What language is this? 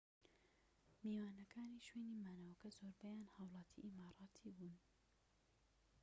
Central Kurdish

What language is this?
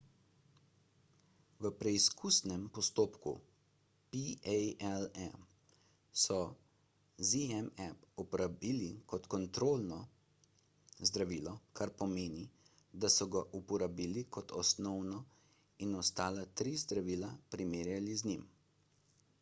Slovenian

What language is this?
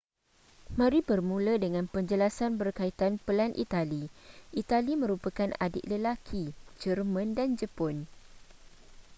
Malay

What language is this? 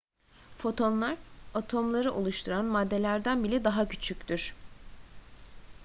Turkish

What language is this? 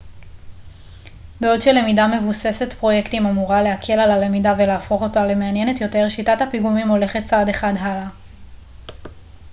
Hebrew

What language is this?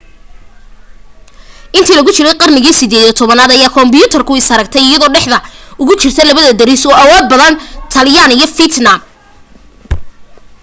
Somali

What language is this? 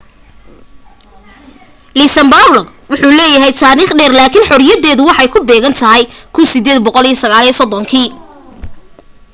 Somali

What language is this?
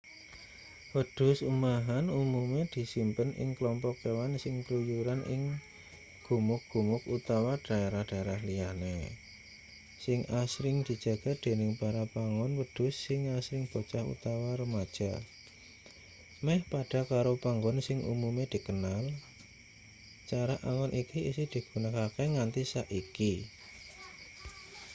Javanese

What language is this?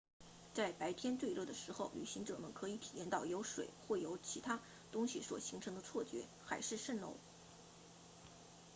Chinese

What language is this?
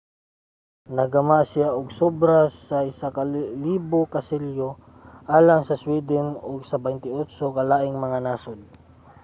Cebuano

